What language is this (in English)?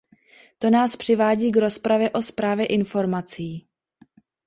Czech